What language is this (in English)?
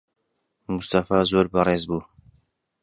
Central Kurdish